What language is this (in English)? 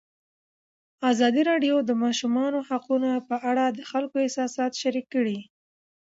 Pashto